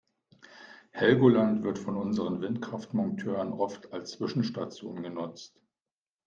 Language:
German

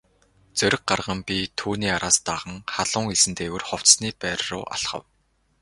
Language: Mongolian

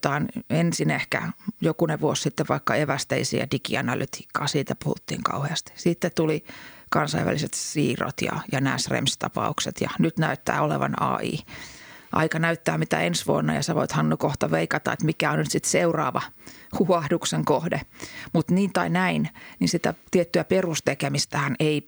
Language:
Finnish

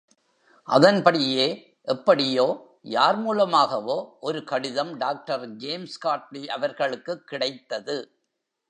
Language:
Tamil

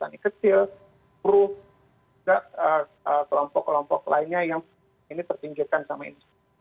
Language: Indonesian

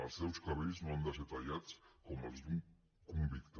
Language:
Catalan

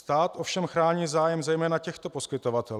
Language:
Czech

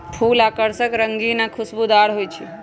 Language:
Magahi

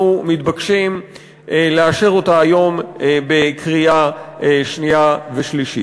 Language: Hebrew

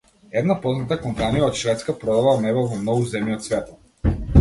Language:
Macedonian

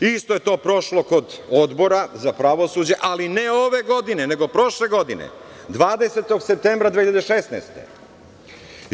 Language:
Serbian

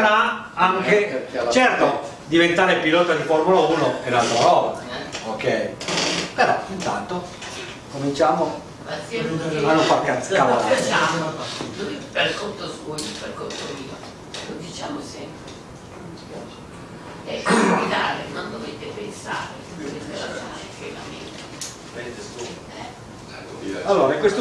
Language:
Italian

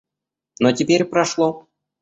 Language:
Russian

